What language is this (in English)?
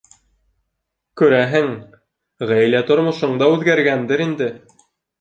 Bashkir